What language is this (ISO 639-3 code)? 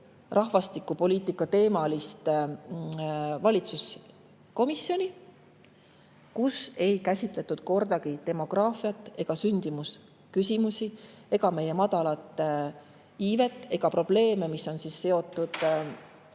est